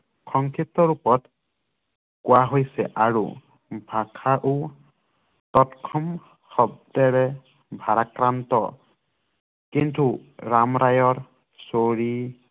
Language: Assamese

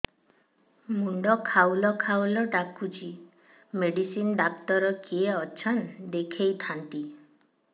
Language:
Odia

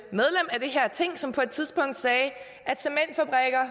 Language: Danish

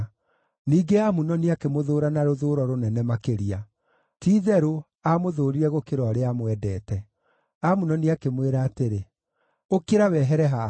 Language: Kikuyu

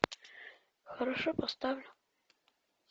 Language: Russian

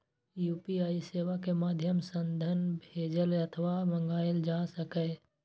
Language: Maithili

